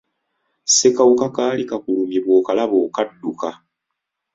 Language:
Ganda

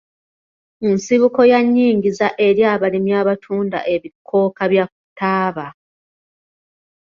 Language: Ganda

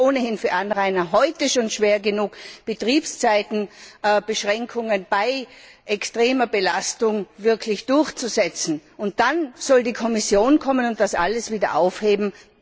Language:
German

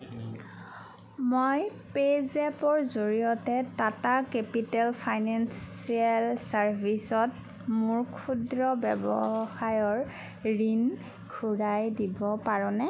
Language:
Assamese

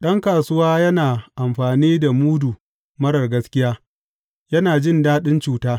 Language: Hausa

